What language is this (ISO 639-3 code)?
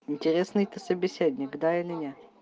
rus